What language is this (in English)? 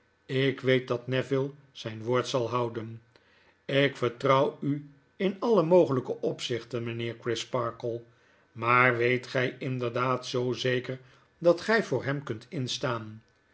Dutch